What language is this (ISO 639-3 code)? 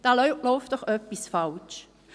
gsw